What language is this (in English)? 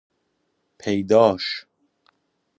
Persian